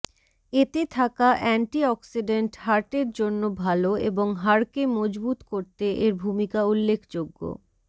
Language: Bangla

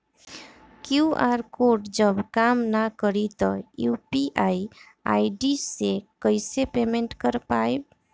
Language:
Bhojpuri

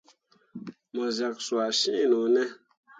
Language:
Mundang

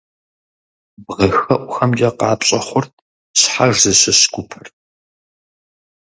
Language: Kabardian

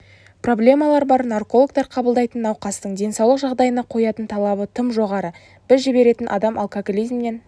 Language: Kazakh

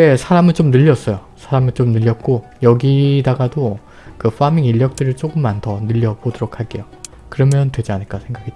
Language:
Korean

